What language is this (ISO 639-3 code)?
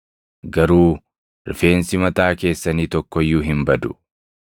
orm